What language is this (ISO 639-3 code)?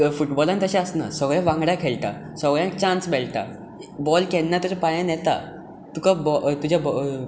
kok